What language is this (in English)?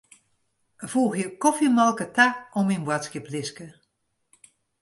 Western Frisian